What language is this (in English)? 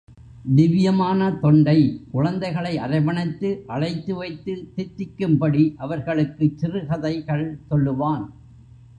Tamil